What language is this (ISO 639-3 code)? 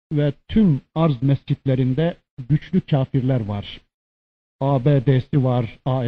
tur